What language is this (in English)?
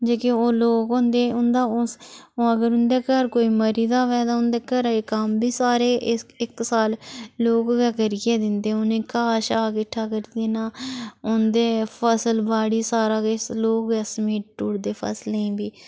Dogri